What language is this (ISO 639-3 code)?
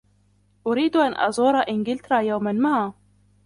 ara